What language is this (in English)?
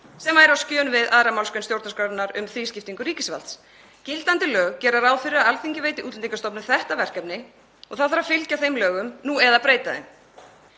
Icelandic